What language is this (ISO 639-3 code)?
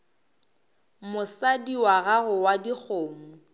nso